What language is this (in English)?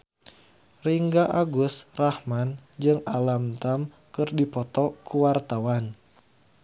Sundanese